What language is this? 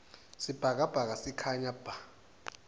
Swati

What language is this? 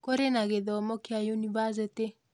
Kikuyu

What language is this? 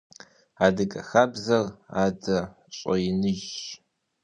Kabardian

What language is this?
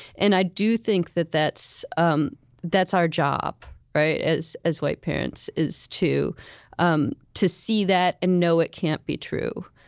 English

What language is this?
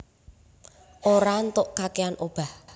Javanese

